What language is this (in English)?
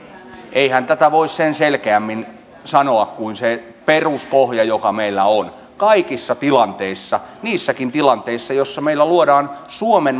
Finnish